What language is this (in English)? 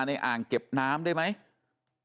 Thai